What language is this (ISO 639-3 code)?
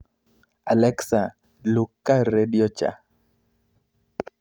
luo